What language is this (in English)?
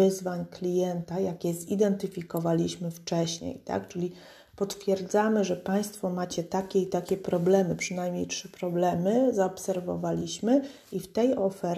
Polish